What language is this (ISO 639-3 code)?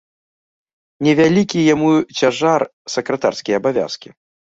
bel